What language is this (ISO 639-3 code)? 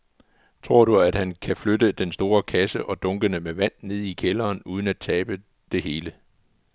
dan